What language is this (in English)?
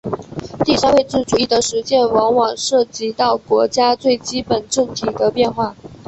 Chinese